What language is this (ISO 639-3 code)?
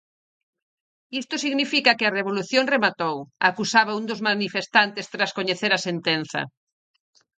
glg